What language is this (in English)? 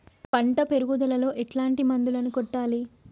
Telugu